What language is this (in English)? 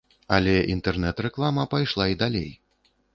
Belarusian